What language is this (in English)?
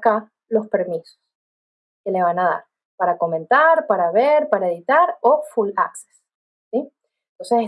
Spanish